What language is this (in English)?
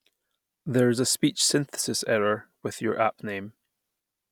English